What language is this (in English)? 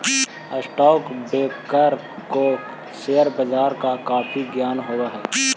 Magahi